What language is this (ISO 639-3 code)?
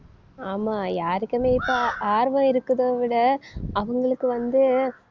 tam